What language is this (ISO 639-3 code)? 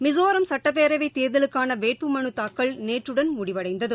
tam